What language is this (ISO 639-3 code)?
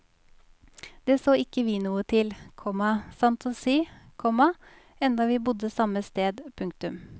nor